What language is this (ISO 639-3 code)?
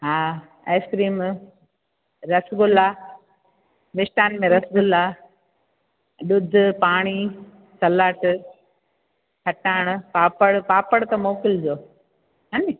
snd